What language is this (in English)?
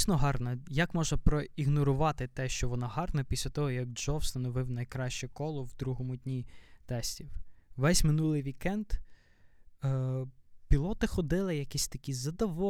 Ukrainian